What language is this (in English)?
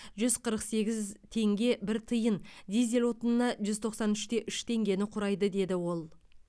Kazakh